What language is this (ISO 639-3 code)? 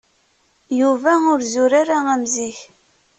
kab